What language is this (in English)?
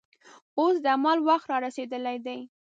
Pashto